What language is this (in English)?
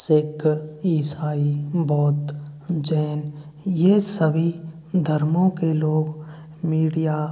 Hindi